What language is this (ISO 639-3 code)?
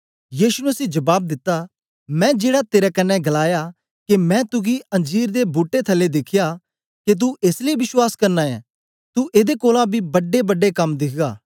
doi